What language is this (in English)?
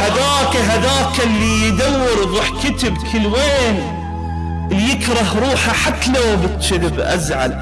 Arabic